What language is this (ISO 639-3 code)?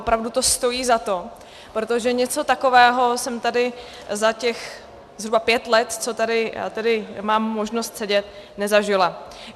ces